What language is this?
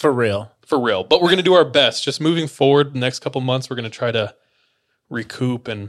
English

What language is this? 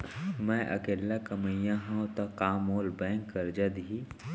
Chhattisgarhi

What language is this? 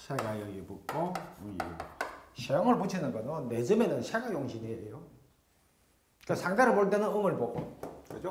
Korean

